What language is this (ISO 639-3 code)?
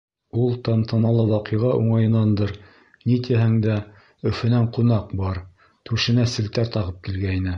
bak